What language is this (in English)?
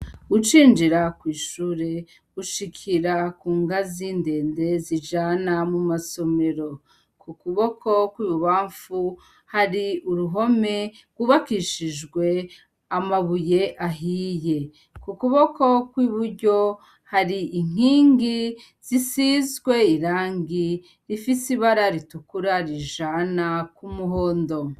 Rundi